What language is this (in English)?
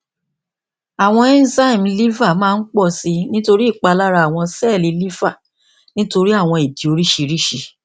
Yoruba